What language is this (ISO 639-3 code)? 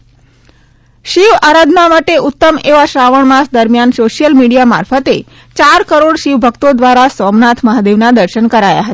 guj